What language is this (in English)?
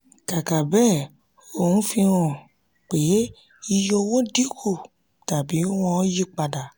Yoruba